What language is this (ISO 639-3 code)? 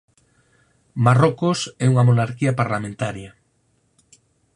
glg